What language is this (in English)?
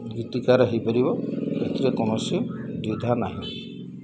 Odia